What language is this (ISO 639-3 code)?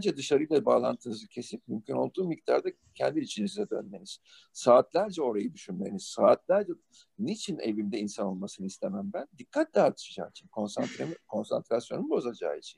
tur